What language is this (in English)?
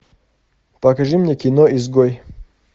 Russian